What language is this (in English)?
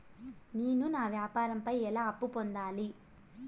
Telugu